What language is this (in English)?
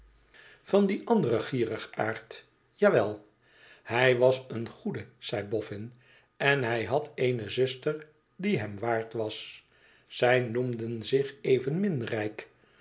Dutch